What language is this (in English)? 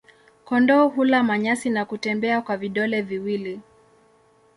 Swahili